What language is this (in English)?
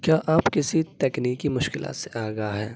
Urdu